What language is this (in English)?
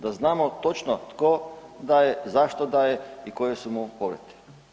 Croatian